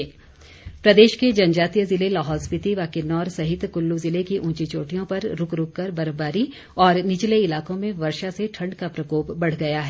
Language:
Hindi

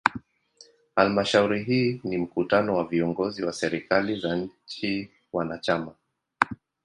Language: Swahili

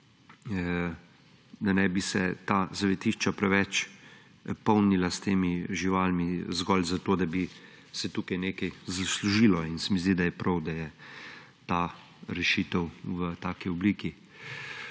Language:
Slovenian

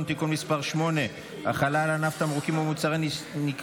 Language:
Hebrew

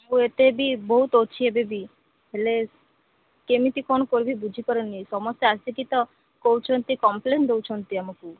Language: Odia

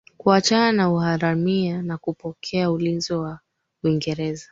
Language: Swahili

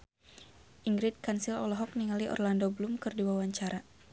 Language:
Sundanese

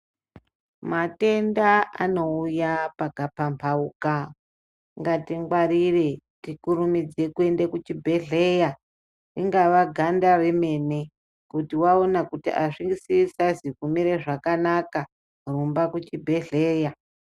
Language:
Ndau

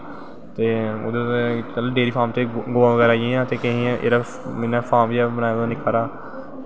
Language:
Dogri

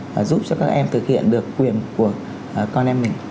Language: Vietnamese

